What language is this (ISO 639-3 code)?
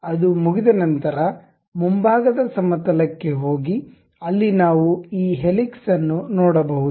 kan